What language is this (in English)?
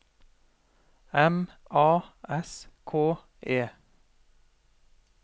Norwegian